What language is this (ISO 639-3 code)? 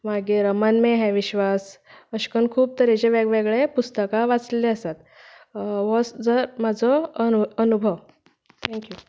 kok